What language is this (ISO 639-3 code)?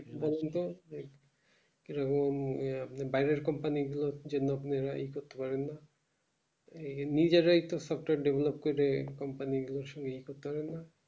ben